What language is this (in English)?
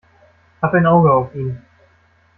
German